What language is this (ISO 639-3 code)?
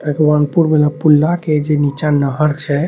mai